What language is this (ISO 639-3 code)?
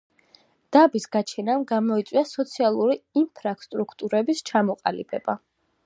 kat